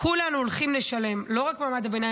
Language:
Hebrew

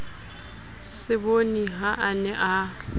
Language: Southern Sotho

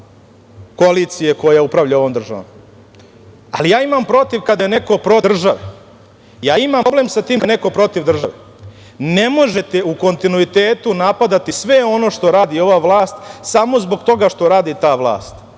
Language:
Serbian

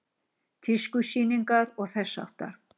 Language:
Icelandic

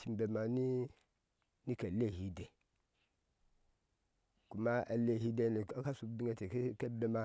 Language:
Ashe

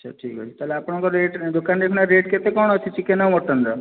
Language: Odia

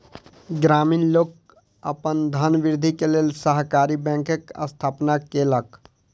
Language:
Maithili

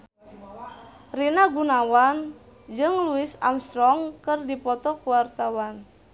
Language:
Sundanese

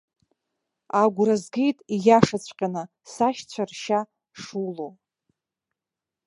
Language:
Abkhazian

